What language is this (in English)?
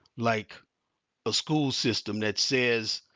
English